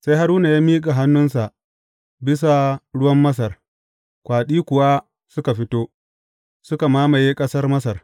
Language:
Hausa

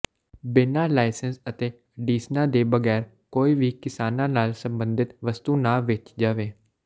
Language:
Punjabi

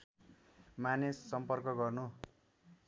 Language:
Nepali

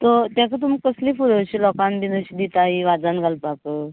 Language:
Konkani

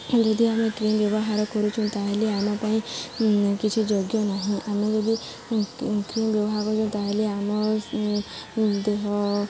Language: Odia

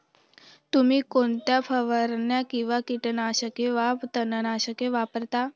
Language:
Marathi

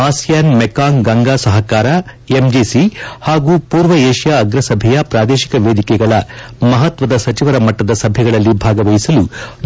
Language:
Kannada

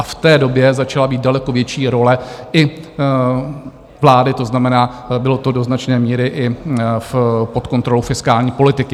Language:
Czech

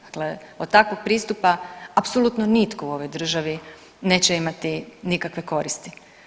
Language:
Croatian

